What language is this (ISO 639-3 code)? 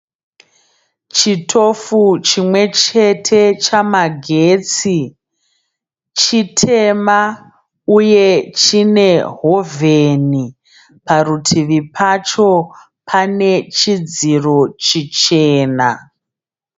sna